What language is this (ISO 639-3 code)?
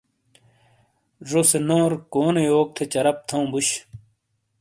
scl